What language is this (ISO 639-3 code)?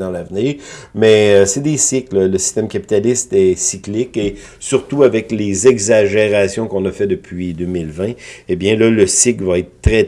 fra